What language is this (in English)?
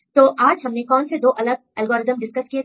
Hindi